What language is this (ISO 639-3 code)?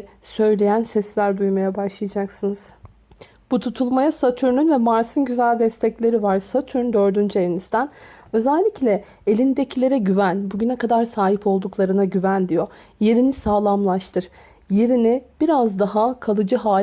tur